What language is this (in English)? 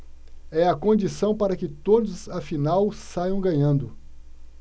Portuguese